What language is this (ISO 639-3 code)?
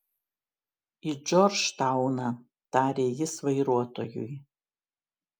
lit